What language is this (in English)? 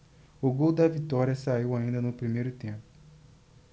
Portuguese